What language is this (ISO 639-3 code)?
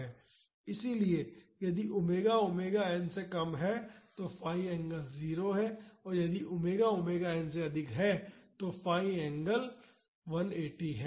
hin